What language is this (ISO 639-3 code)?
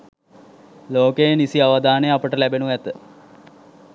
sin